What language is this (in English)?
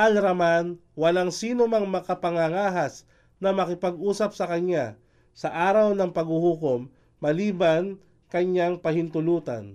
Filipino